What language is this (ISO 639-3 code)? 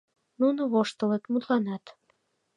chm